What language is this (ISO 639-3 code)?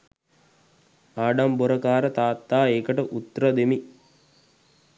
sin